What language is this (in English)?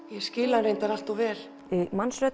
Icelandic